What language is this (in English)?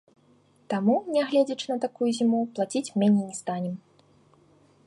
Belarusian